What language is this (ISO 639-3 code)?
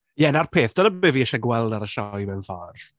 cym